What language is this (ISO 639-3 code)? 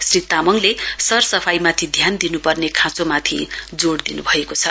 nep